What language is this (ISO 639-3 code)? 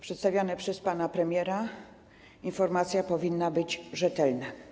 pol